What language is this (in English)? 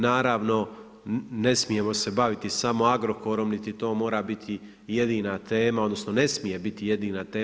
Croatian